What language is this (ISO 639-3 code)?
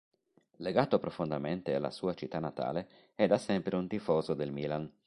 ita